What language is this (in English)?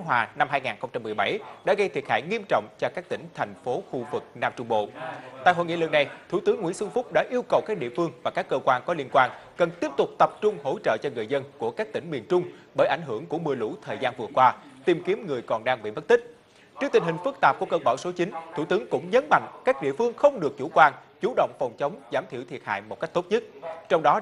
Vietnamese